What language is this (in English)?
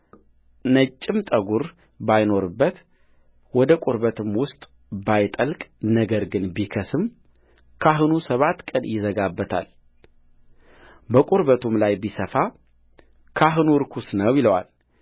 Amharic